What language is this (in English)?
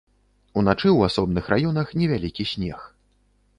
Belarusian